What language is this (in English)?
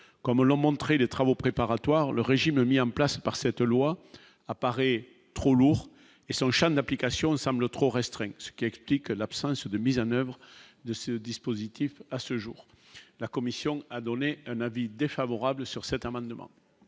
French